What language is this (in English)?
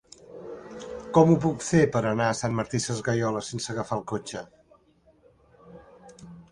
Catalan